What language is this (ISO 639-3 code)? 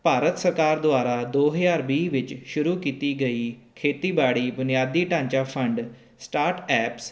pan